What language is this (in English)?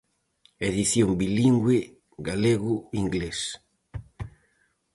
Galician